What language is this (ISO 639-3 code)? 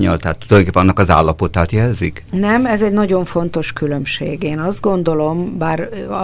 hun